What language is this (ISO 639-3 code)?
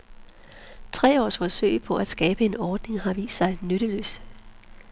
dan